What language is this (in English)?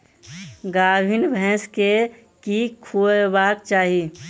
Maithili